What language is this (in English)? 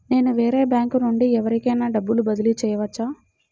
Telugu